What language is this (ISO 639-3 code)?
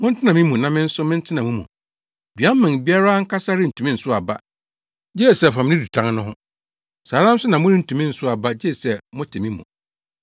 aka